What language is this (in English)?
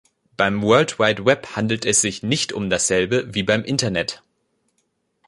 German